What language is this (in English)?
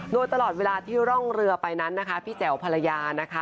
Thai